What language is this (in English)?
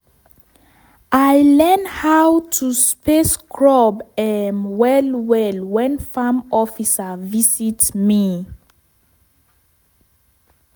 Nigerian Pidgin